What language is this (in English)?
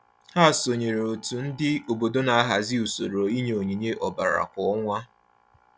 Igbo